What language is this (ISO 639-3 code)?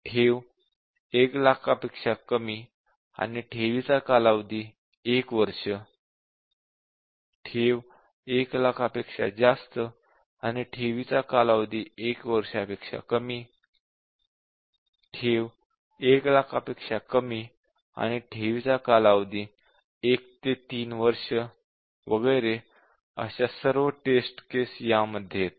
mar